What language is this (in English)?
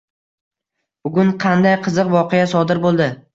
Uzbek